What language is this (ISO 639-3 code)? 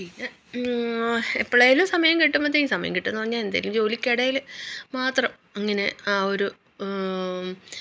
mal